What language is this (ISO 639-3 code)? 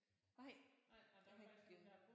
dan